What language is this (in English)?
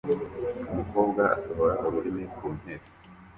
Kinyarwanda